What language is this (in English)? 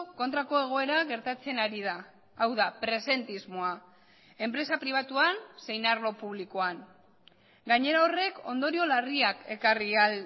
Basque